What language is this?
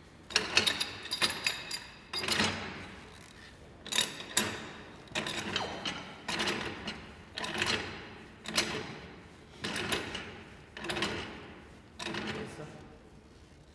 Korean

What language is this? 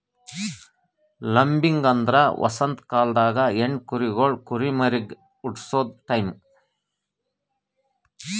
Kannada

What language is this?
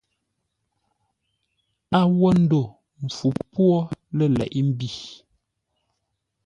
Ngombale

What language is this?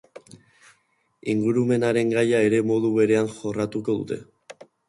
Basque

